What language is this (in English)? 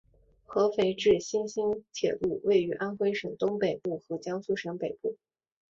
Chinese